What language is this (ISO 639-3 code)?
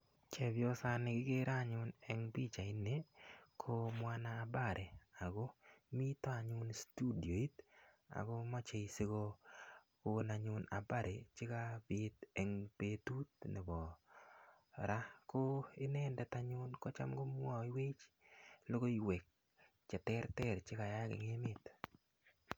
kln